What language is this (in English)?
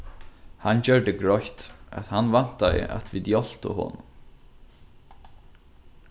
Faroese